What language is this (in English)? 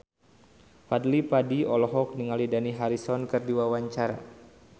Sundanese